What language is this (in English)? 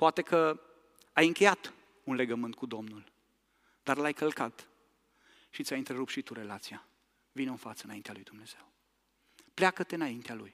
Romanian